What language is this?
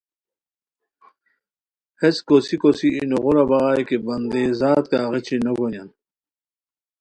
Khowar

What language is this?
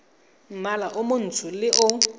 Tswana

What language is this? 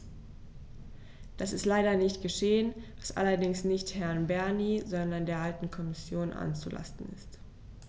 German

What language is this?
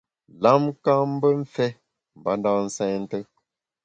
Bamun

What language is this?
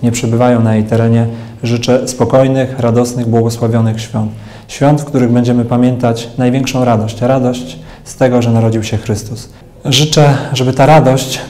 Polish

